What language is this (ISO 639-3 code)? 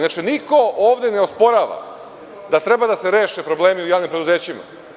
srp